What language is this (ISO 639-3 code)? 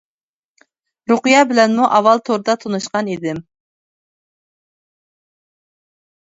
uig